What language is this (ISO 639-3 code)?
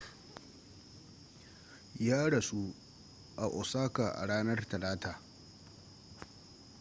hau